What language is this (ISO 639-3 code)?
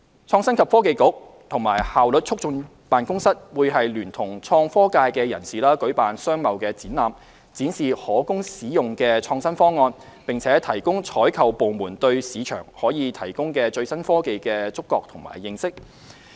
yue